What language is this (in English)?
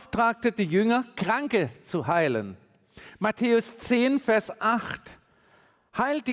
German